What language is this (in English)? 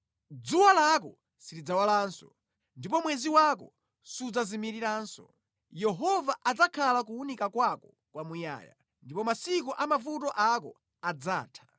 Nyanja